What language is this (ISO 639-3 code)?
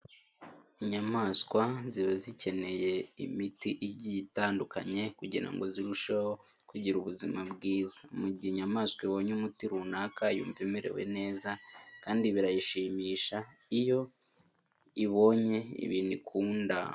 kin